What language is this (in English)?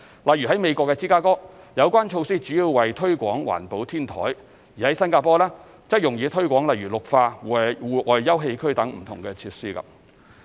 Cantonese